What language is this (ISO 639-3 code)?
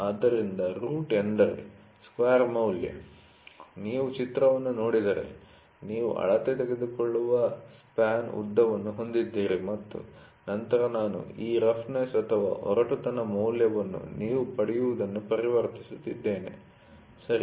kan